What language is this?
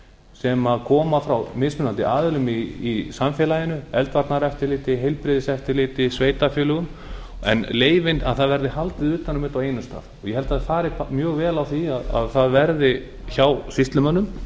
Icelandic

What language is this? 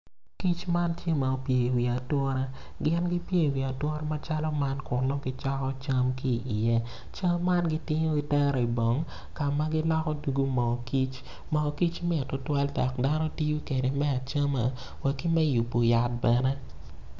Acoli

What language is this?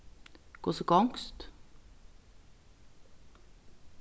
Faroese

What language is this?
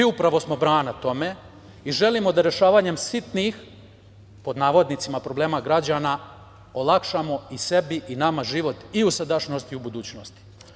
Serbian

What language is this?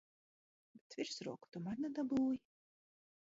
Latvian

